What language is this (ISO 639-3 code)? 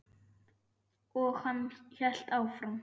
isl